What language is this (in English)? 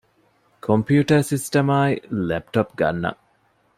Divehi